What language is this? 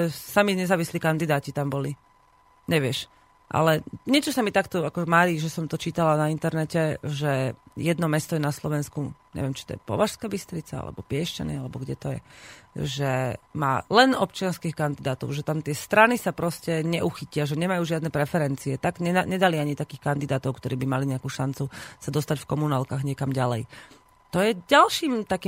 Slovak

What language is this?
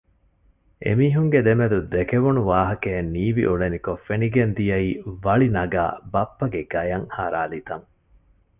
Divehi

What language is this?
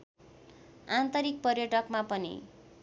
Nepali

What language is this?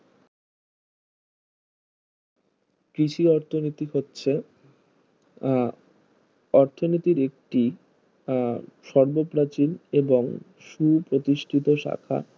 Bangla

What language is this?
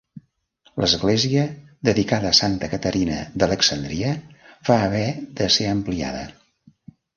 Catalan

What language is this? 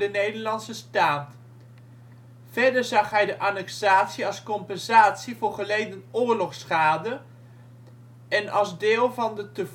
Dutch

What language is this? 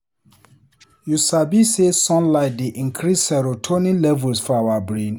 Nigerian Pidgin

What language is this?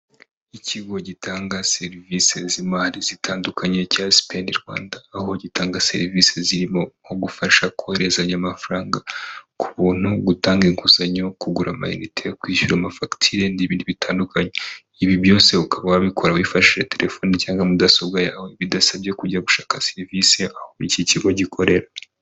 Kinyarwanda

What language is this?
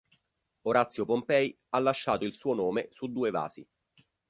Italian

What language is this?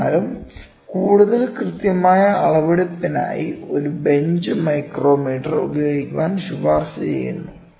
Malayalam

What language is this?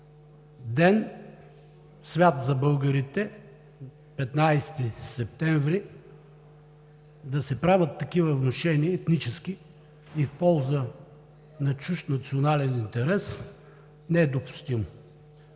Bulgarian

